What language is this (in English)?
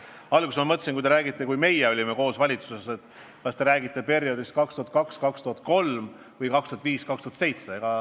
Estonian